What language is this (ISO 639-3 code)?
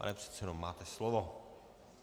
ces